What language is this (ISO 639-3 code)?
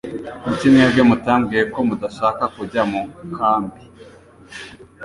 kin